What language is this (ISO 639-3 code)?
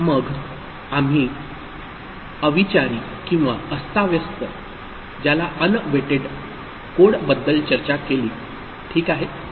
mar